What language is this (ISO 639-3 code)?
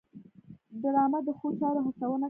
pus